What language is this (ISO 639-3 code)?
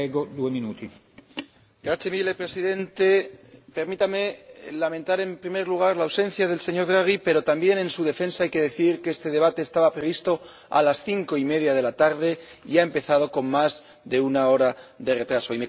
spa